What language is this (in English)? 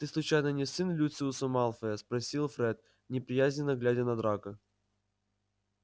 Russian